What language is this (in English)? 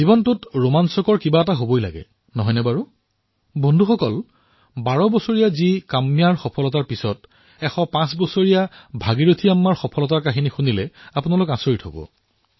Assamese